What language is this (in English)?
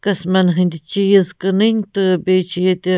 Kashmiri